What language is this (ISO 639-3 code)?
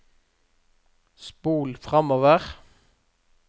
nor